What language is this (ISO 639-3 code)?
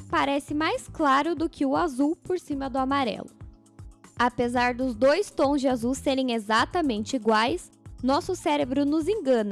por